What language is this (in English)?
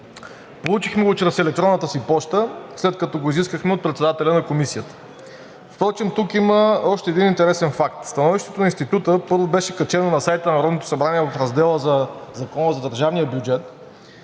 Bulgarian